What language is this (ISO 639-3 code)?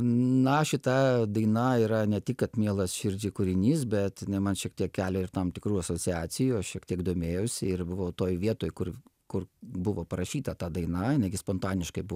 lit